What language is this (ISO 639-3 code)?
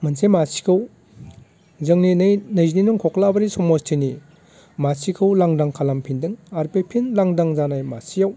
brx